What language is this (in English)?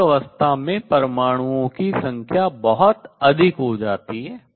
Hindi